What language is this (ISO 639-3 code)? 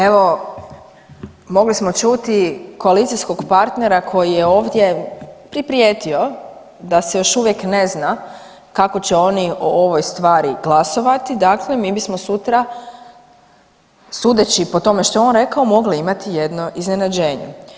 hrv